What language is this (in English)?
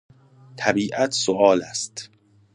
Persian